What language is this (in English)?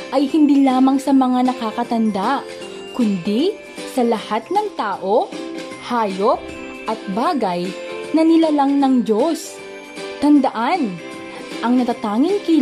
Filipino